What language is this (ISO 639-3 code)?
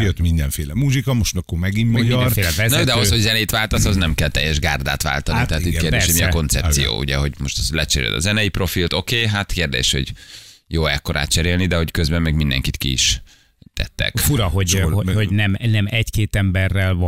hun